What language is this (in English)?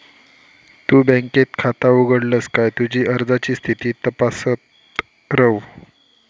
Marathi